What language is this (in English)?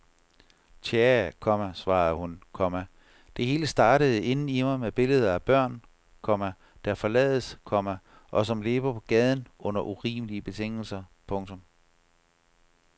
Danish